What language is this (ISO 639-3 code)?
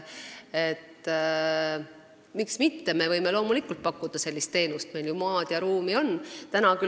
est